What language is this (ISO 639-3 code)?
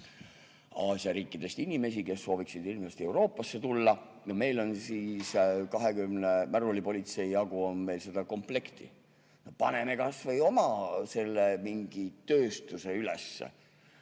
est